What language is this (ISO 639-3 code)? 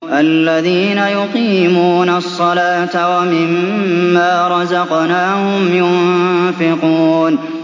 ara